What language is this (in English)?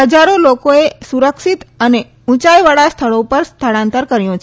Gujarati